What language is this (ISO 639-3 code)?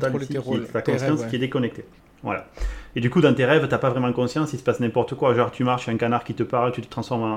fra